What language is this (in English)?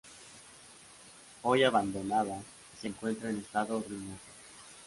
Spanish